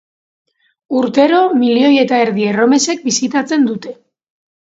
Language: Basque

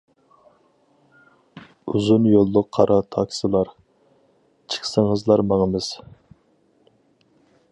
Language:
Uyghur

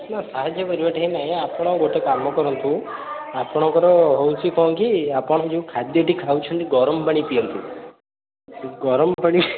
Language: Odia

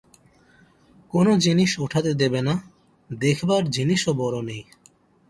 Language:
Bangla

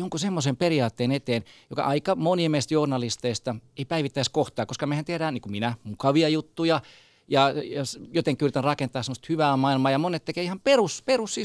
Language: Finnish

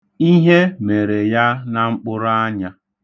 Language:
Igbo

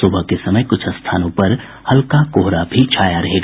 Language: Hindi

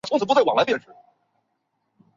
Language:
Chinese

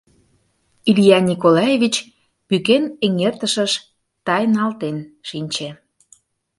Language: Mari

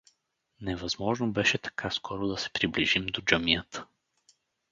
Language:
Bulgarian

